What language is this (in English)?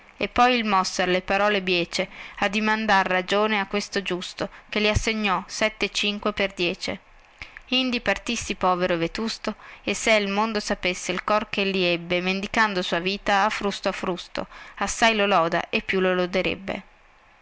Italian